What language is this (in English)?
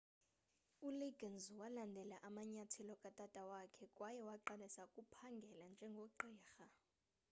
Xhosa